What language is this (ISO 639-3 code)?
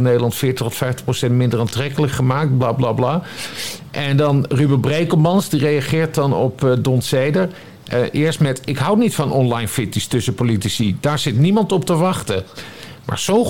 nld